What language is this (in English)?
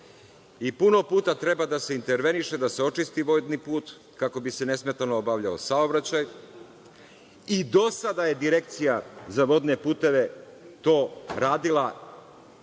Serbian